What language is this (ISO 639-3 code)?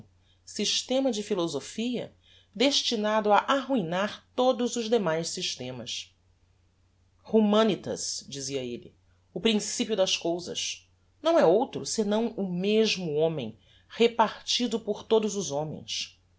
por